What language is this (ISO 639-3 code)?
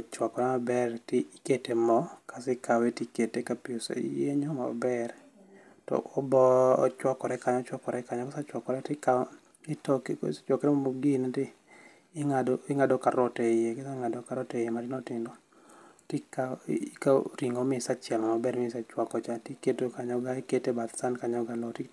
luo